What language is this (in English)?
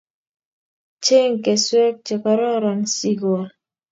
Kalenjin